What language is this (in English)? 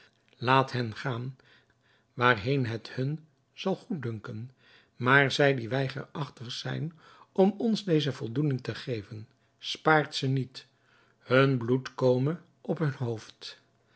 Dutch